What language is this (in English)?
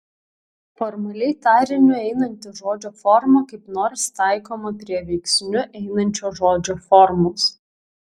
Lithuanian